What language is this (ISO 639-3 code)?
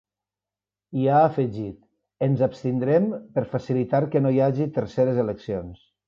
cat